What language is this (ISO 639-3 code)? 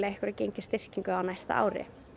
isl